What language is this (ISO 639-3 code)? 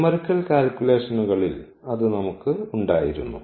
mal